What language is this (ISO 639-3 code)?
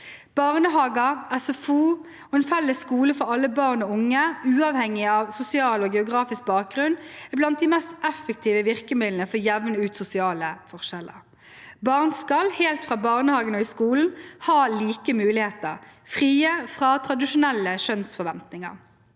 nor